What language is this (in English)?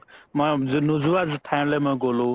Assamese